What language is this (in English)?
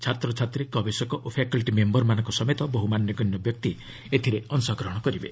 Odia